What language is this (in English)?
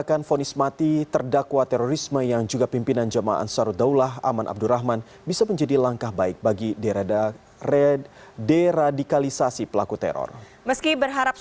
Indonesian